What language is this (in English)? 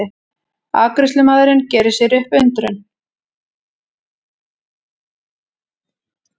Icelandic